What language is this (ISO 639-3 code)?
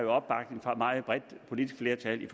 dan